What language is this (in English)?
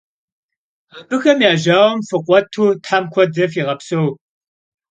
Kabardian